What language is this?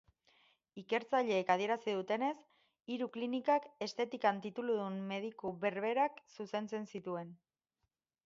Basque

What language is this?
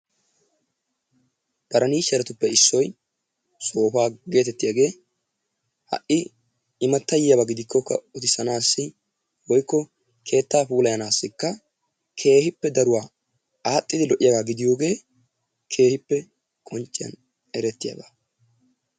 Wolaytta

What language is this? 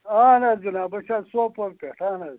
Kashmiri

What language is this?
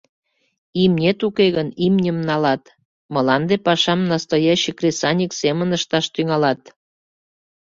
Mari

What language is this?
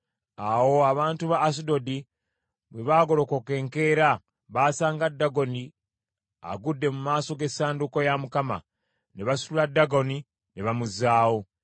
Ganda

